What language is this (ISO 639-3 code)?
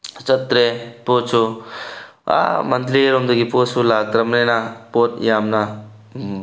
mni